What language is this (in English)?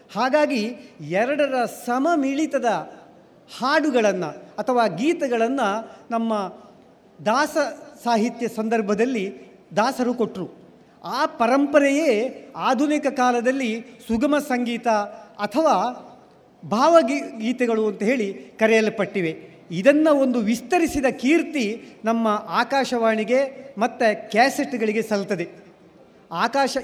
Kannada